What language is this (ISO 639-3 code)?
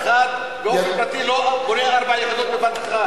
heb